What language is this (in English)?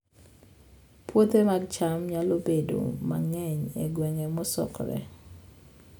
Luo (Kenya and Tanzania)